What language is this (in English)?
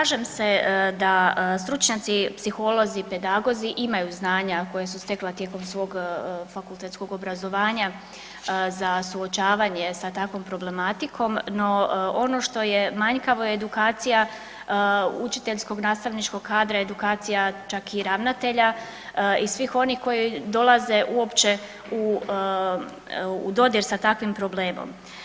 Croatian